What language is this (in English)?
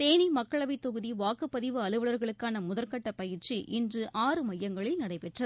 Tamil